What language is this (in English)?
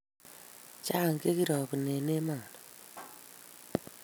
Kalenjin